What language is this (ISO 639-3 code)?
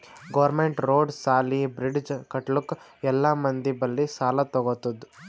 kan